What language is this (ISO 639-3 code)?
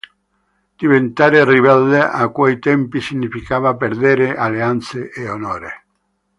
ita